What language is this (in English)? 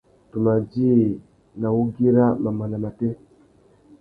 Tuki